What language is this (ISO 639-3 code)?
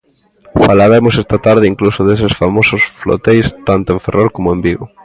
glg